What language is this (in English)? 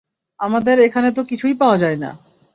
Bangla